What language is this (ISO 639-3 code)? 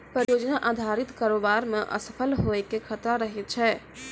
mai